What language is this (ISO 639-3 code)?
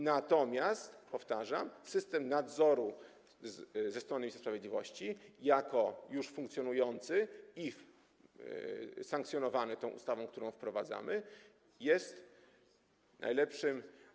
pol